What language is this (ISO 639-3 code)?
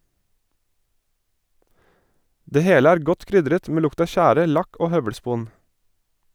nor